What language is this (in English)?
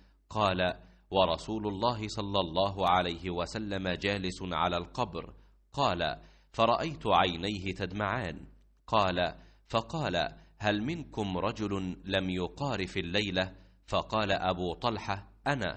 Arabic